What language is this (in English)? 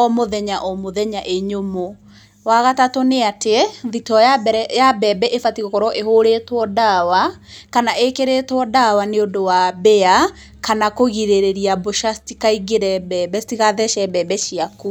Kikuyu